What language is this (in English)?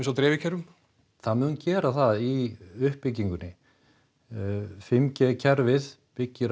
Icelandic